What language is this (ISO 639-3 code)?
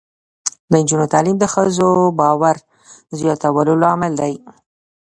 pus